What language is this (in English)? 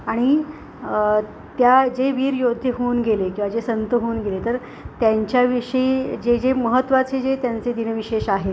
Marathi